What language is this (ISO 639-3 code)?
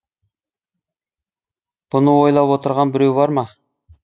kaz